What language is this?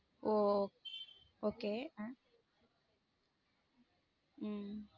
Tamil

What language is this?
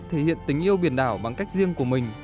Vietnamese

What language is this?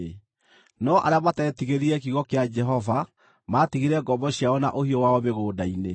Kikuyu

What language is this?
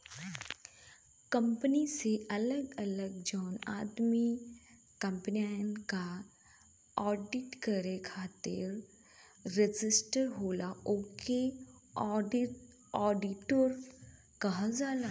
Bhojpuri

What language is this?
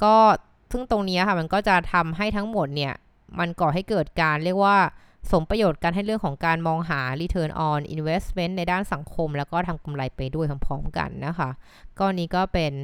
Thai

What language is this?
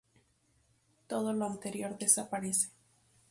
Spanish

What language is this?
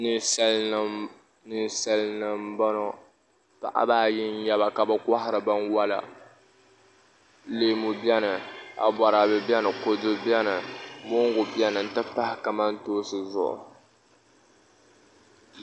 Dagbani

